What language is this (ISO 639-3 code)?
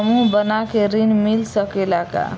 bho